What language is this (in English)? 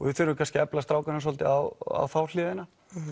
Icelandic